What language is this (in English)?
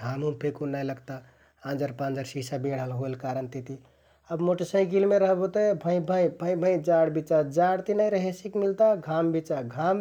Kathoriya Tharu